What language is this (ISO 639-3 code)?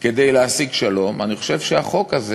heb